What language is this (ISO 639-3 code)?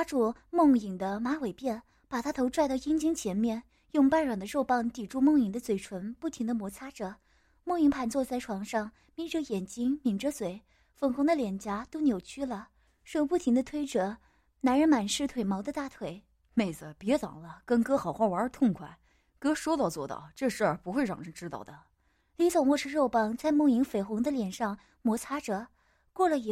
zho